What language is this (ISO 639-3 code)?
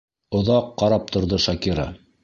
bak